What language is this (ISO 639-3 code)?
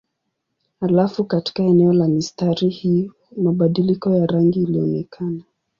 swa